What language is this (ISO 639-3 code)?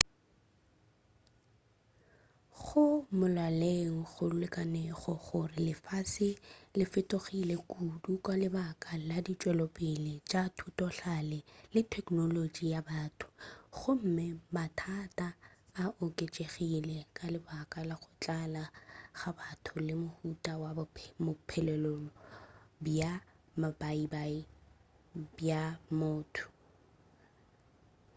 nso